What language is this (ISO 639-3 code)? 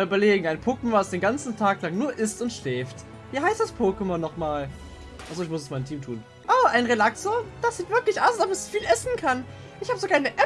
deu